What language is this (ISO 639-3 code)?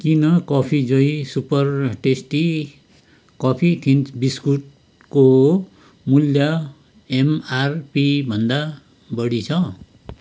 nep